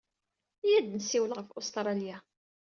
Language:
Kabyle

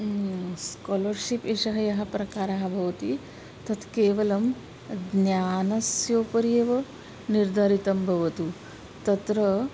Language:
Sanskrit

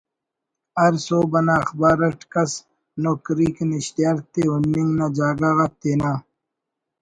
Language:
Brahui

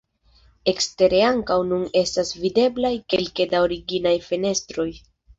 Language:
Esperanto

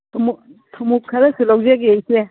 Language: Manipuri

